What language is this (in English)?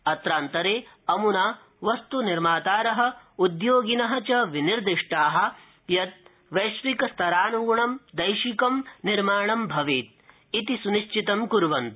Sanskrit